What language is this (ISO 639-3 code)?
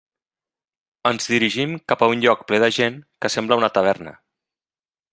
cat